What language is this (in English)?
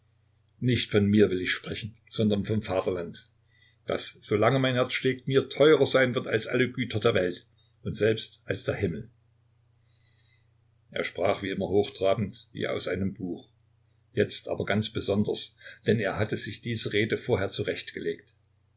German